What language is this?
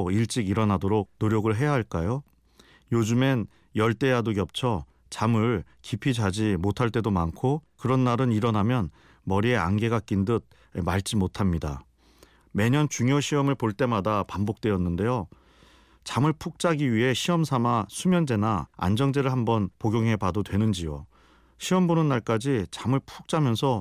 Korean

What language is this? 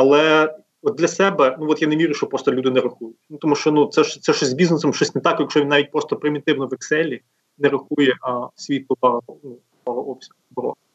Ukrainian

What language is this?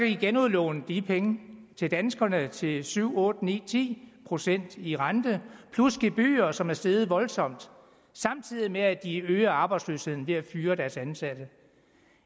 Danish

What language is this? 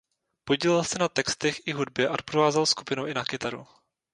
Czech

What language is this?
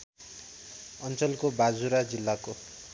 Nepali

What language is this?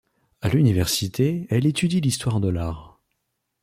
French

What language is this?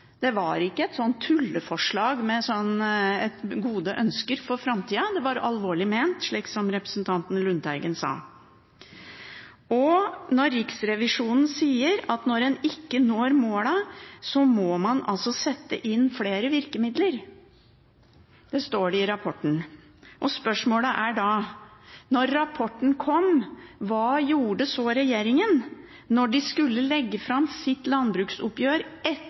Norwegian Bokmål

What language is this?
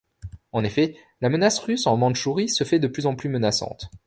French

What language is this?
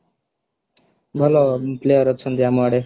Odia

